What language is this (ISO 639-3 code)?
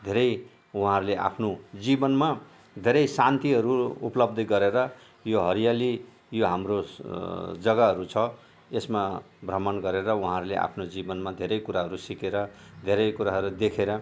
nep